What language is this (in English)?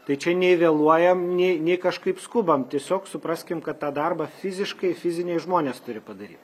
Lithuanian